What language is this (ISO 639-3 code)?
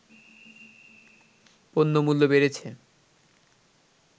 ben